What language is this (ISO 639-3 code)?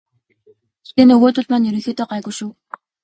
mon